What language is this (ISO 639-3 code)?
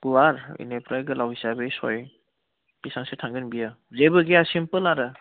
brx